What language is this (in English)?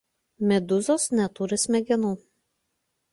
Lithuanian